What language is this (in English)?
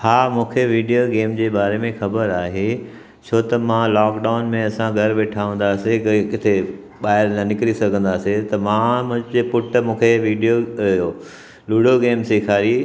Sindhi